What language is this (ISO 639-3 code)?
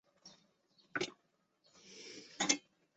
zho